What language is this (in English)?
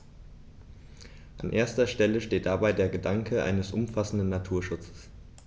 German